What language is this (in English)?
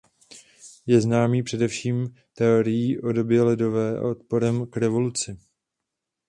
Czech